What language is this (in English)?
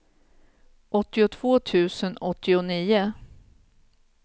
Swedish